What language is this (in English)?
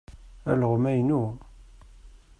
Kabyle